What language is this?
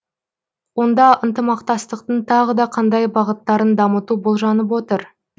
Kazakh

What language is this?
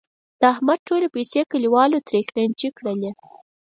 Pashto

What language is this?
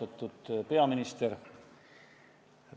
Estonian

